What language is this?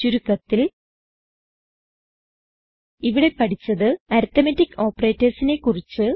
Malayalam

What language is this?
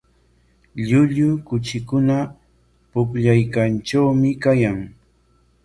Corongo Ancash Quechua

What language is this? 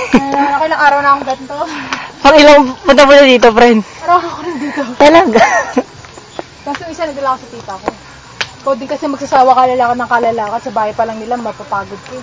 Filipino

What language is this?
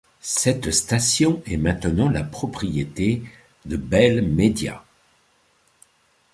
French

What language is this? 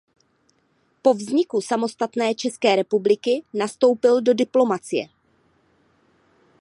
Czech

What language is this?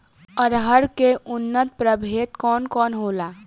Bhojpuri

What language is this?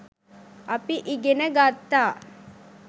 Sinhala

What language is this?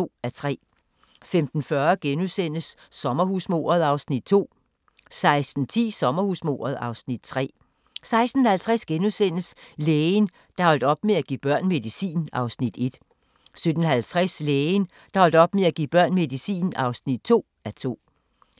Danish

